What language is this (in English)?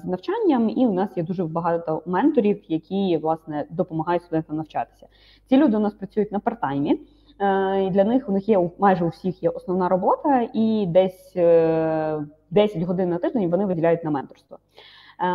Ukrainian